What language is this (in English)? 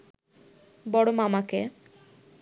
Bangla